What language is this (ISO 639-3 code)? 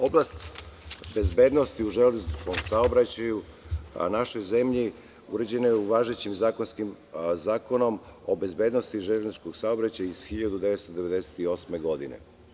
srp